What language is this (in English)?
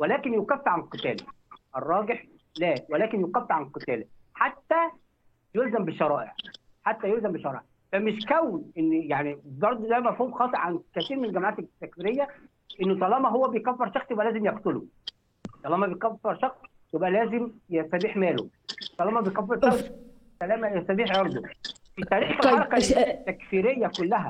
Arabic